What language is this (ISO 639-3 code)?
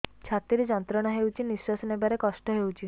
ori